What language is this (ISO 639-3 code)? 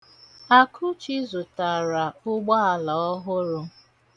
ibo